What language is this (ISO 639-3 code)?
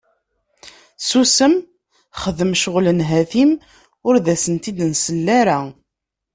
kab